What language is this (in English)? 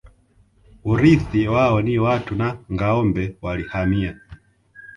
Swahili